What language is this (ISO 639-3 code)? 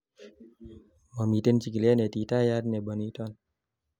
kln